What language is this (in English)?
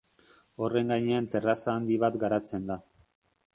Basque